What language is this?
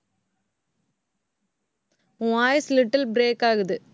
Tamil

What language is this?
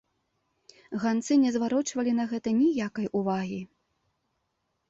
Belarusian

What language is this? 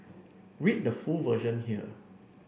English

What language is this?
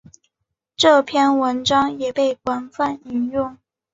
Chinese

